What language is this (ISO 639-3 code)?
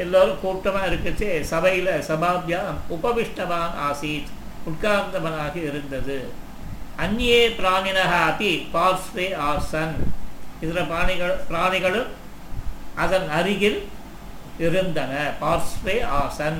tam